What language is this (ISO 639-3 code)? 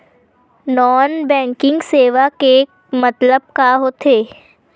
hne